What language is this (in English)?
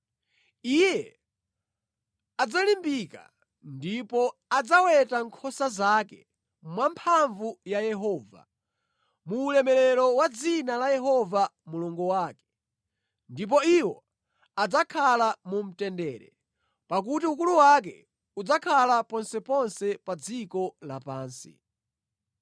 Nyanja